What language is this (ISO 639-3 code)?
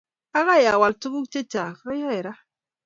kln